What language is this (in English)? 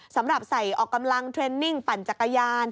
Thai